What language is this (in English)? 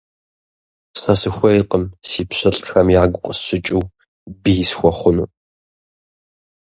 Kabardian